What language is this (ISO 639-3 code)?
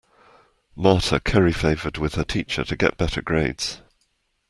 eng